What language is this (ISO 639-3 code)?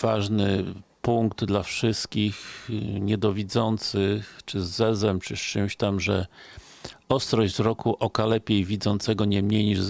pol